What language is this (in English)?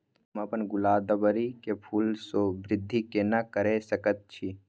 Maithili